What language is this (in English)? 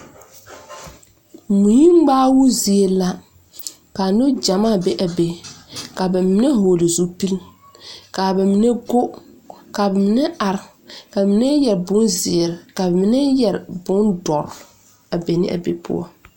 Southern Dagaare